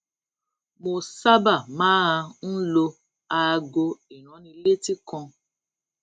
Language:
Yoruba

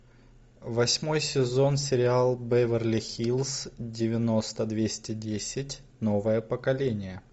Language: Russian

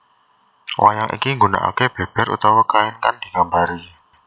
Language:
Javanese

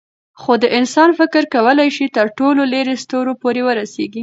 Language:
Pashto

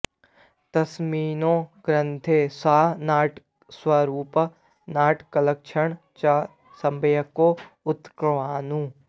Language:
Sanskrit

